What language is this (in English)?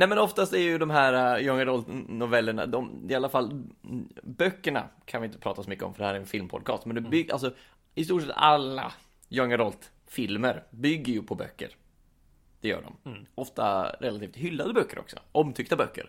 Swedish